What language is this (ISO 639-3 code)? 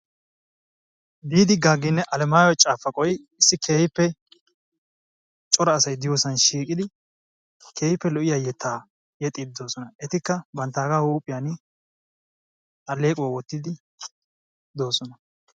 wal